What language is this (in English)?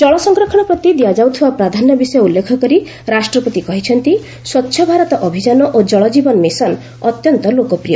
Odia